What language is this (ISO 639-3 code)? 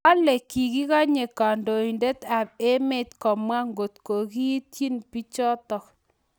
kln